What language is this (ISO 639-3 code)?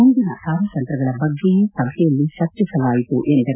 kan